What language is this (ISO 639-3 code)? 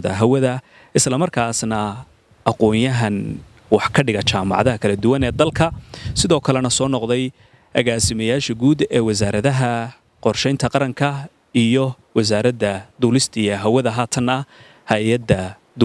ara